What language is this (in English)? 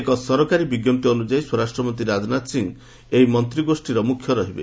Odia